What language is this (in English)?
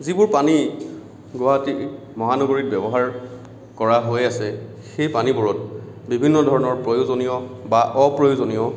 Assamese